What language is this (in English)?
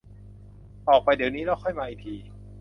Thai